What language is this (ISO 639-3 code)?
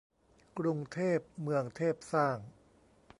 tha